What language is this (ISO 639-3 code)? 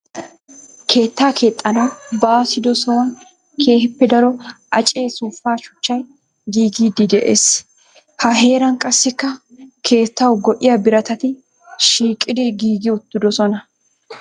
wal